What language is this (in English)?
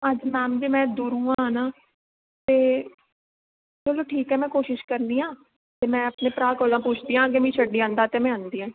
Dogri